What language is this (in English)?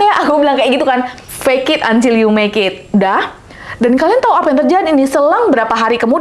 Indonesian